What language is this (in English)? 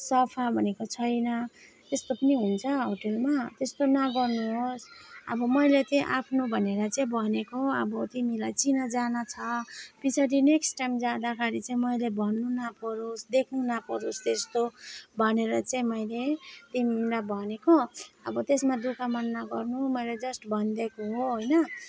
Nepali